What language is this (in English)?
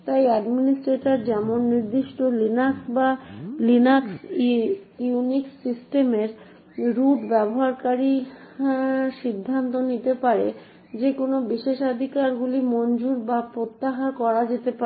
Bangla